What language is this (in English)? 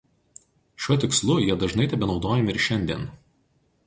Lithuanian